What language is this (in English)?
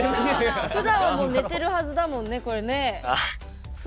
Japanese